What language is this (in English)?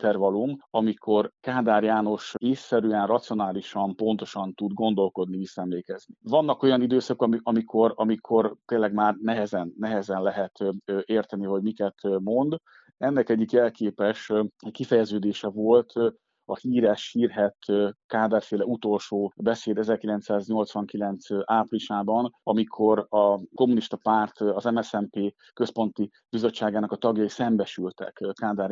Hungarian